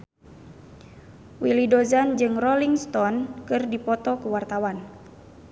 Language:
Sundanese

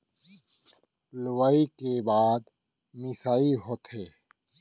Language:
Chhattisgarhi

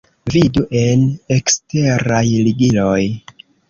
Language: Esperanto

